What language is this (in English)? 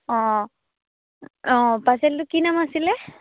Assamese